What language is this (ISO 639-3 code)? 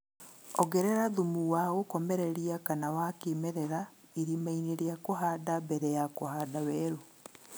kik